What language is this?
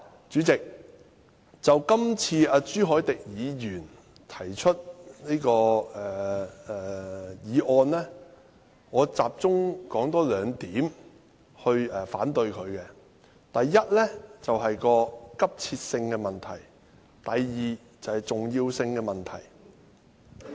Cantonese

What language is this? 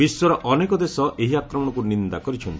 Odia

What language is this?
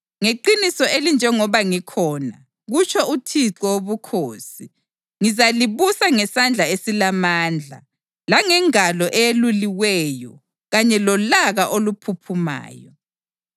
North Ndebele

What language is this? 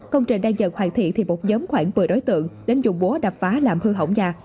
Vietnamese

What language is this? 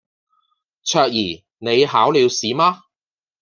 Cantonese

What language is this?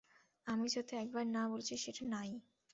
Bangla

